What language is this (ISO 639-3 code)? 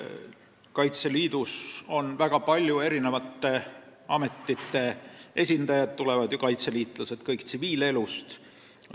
est